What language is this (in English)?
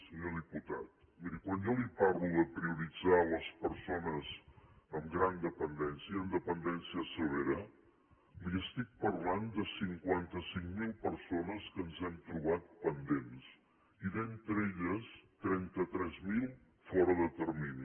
Catalan